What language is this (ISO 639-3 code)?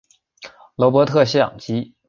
zho